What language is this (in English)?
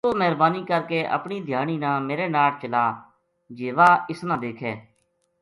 Gujari